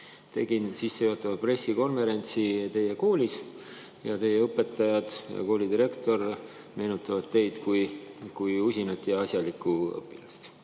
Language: Estonian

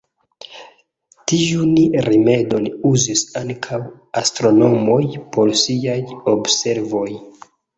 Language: Esperanto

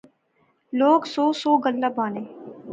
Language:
Pahari-Potwari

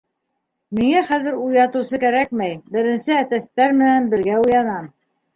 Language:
Bashkir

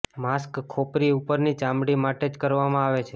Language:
Gujarati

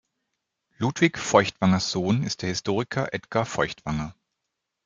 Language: German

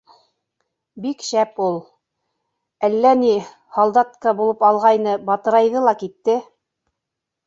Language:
Bashkir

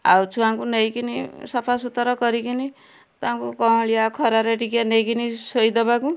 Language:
Odia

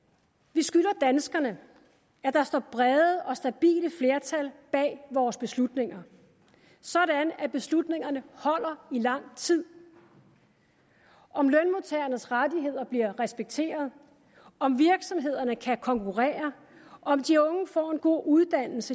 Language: Danish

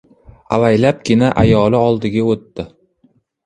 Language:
Uzbek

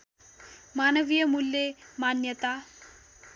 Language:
Nepali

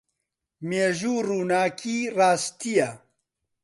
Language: Central Kurdish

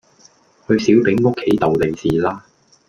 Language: Cantonese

